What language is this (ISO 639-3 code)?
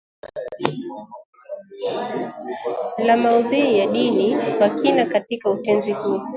swa